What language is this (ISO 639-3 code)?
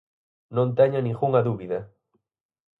glg